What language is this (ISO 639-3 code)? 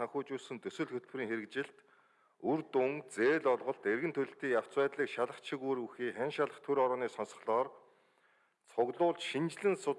kor